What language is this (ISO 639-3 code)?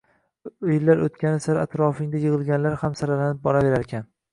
uzb